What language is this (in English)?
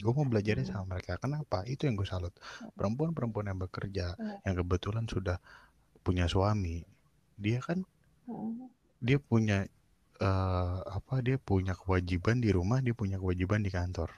Indonesian